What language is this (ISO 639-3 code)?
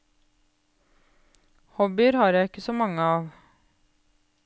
nor